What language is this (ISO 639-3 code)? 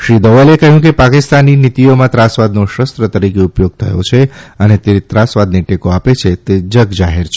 guj